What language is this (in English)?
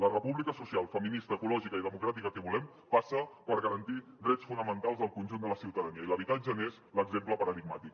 Catalan